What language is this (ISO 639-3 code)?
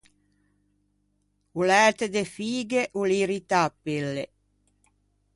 lij